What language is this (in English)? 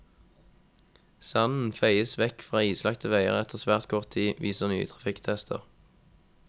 Norwegian